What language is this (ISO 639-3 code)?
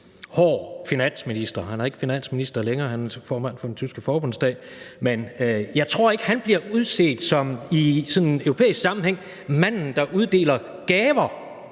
dan